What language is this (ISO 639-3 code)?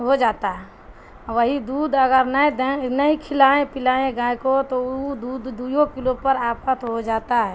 urd